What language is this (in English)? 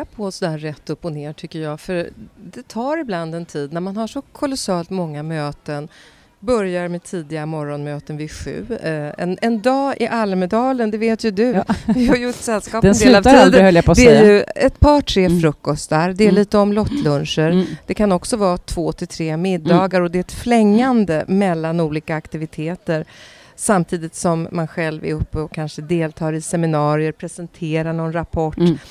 Swedish